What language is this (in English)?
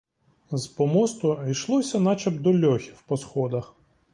Ukrainian